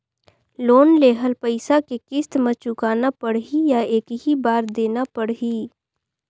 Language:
Chhattisgarhi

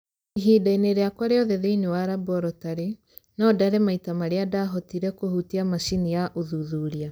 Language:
Kikuyu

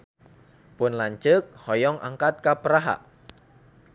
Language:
Sundanese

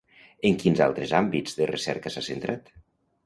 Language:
Catalan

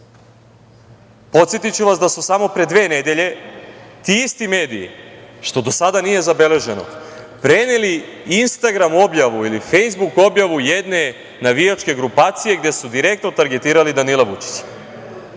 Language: Serbian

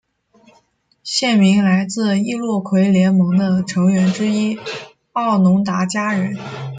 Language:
Chinese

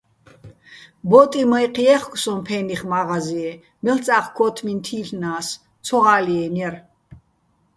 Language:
Bats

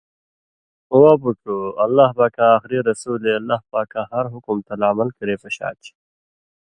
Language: Indus Kohistani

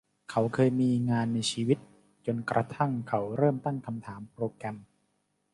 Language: Thai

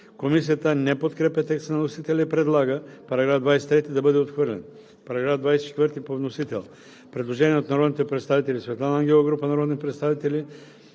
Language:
Bulgarian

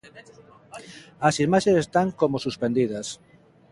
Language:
Galician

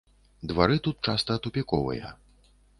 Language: Belarusian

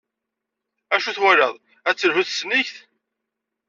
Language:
Kabyle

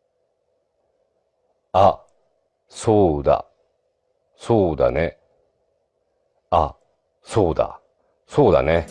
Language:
Japanese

